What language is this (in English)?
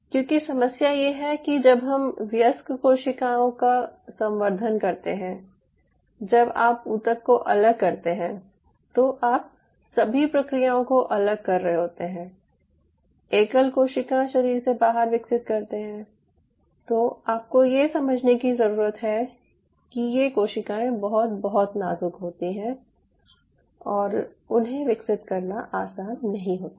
Hindi